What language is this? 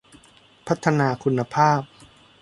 Thai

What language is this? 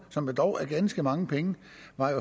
Danish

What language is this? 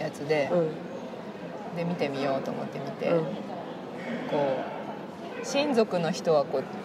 Japanese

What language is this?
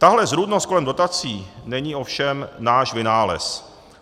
Czech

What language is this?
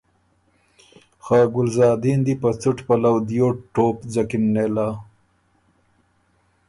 Ormuri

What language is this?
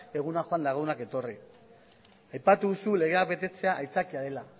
Basque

